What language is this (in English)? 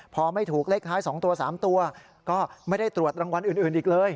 Thai